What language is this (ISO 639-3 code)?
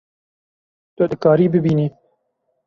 kur